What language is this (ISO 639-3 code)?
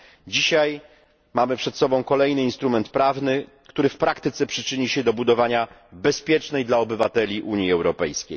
pol